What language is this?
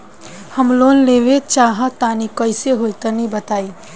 Bhojpuri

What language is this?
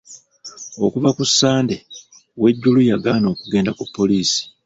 Ganda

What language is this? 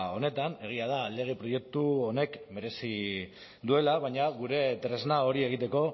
Basque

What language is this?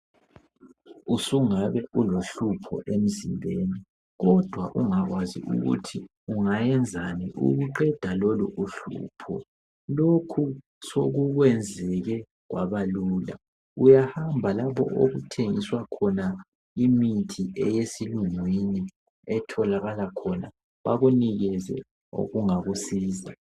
North Ndebele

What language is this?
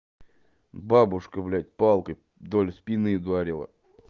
Russian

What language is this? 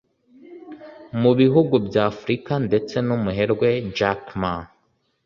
Kinyarwanda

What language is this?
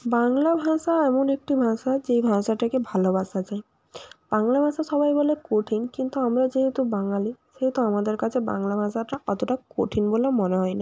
Bangla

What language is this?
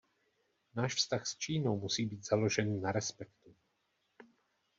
Czech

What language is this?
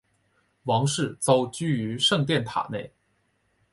Chinese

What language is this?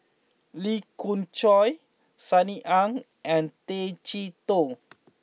English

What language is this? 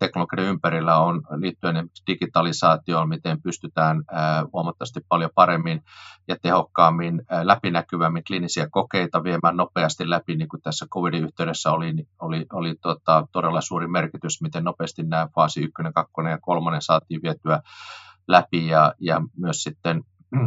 Finnish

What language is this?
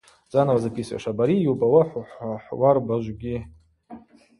Abaza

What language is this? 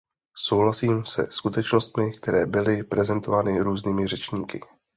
Czech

